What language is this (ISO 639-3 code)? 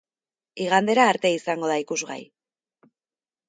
eus